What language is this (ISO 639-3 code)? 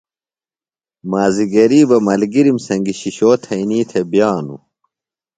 phl